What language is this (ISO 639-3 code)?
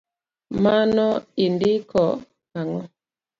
luo